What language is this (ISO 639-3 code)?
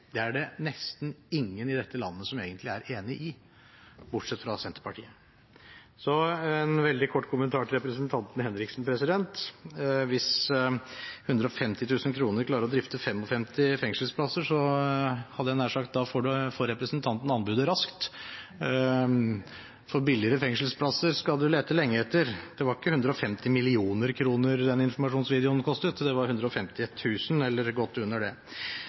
nob